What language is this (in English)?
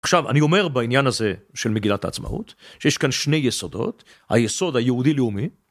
Hebrew